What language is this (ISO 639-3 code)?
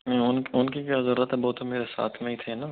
hin